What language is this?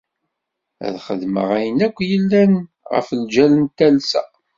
Kabyle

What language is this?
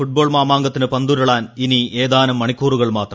Malayalam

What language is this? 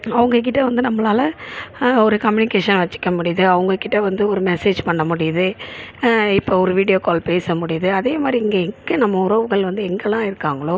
Tamil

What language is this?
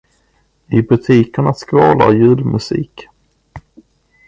Swedish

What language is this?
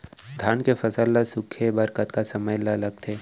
Chhattisgarhi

